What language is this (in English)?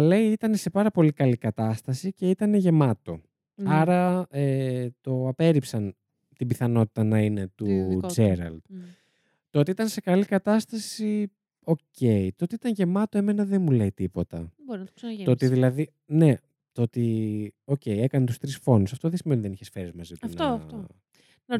Greek